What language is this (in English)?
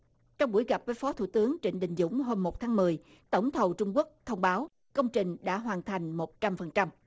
Vietnamese